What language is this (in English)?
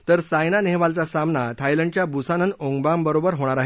Marathi